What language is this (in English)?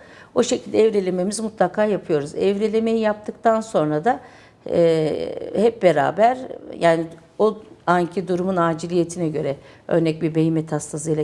Turkish